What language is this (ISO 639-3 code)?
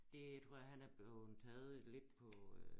dan